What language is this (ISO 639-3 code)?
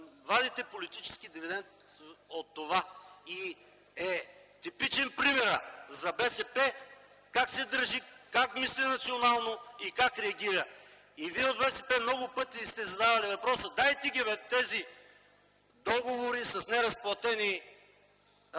bul